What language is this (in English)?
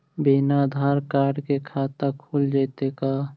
Magahi